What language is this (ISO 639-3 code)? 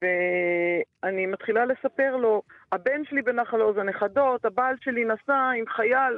heb